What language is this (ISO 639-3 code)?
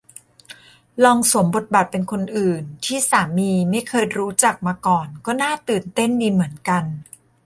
tha